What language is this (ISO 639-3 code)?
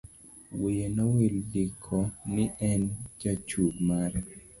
luo